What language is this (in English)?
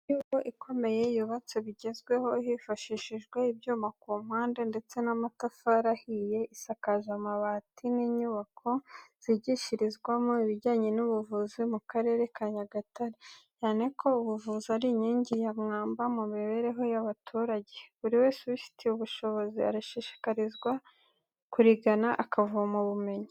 Kinyarwanda